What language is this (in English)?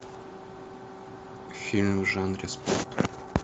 Russian